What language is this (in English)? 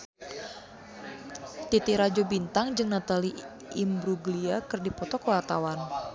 Sundanese